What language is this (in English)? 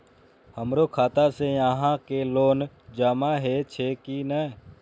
Maithili